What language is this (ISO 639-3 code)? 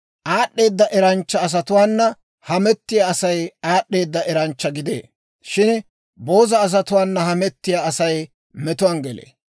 dwr